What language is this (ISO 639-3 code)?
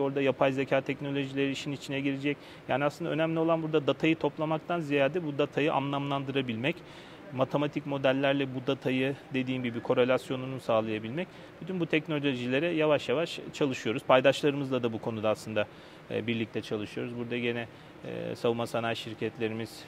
tur